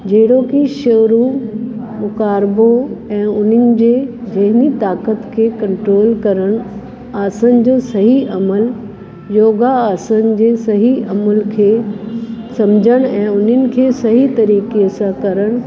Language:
Sindhi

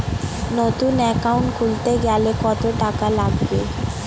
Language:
Bangla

